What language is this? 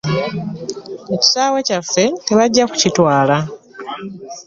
Ganda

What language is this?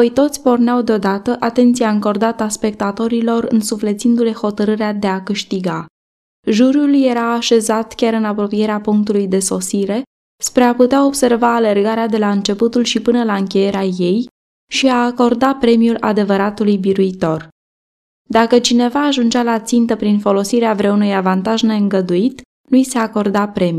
Romanian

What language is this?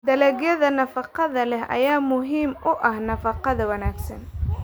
Somali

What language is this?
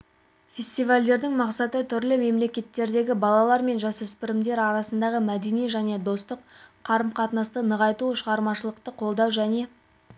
Kazakh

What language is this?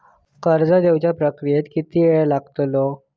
Marathi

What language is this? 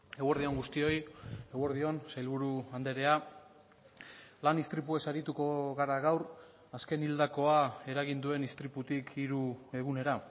Basque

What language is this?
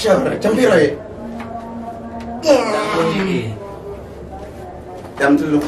Indonesian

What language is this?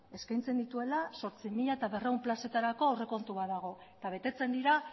Basque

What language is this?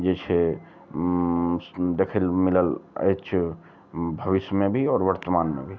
Maithili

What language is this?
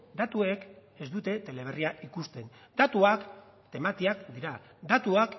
Basque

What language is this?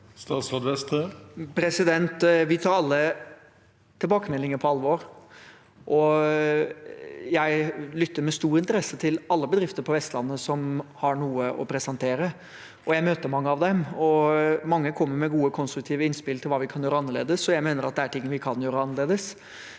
Norwegian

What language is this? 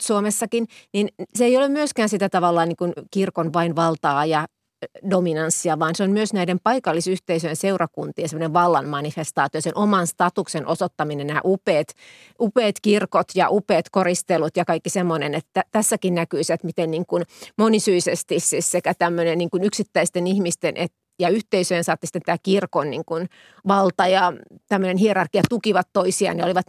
Finnish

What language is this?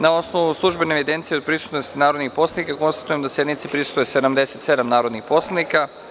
Serbian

